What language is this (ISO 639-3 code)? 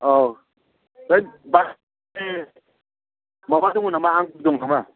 brx